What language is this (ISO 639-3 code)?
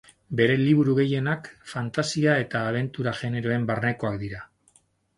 eus